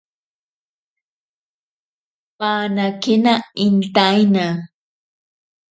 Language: Ashéninka Perené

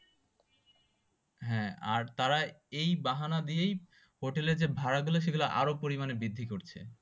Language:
Bangla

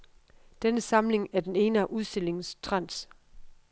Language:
Danish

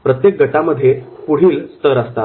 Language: Marathi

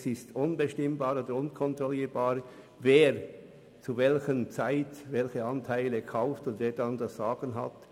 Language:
Swiss German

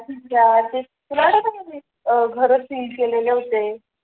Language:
Marathi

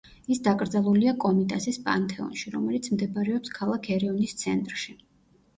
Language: Georgian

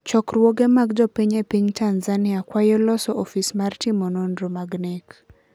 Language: Luo (Kenya and Tanzania)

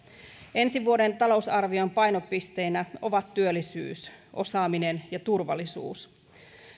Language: Finnish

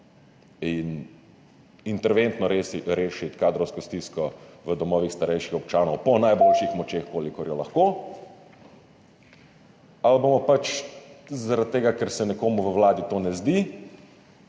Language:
Slovenian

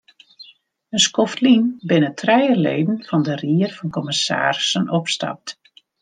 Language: Western Frisian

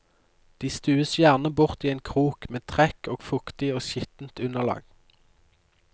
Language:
Norwegian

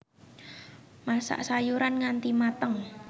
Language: Javanese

